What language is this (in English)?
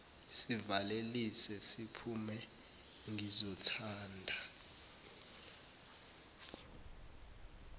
Zulu